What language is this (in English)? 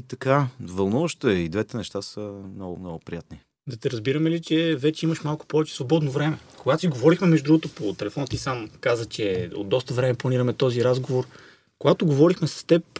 Bulgarian